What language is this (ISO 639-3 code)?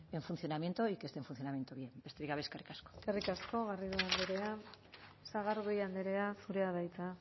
eus